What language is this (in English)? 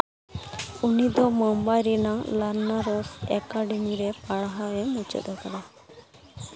Santali